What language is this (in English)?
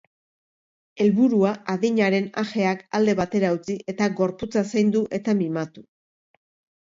Basque